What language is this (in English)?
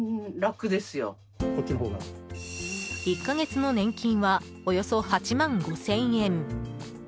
Japanese